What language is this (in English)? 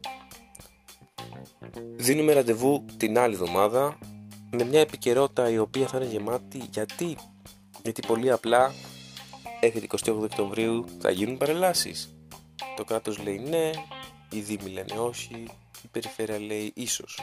Greek